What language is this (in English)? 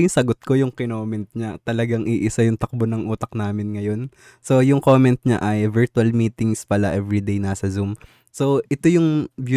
Filipino